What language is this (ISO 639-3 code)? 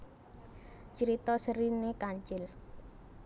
jav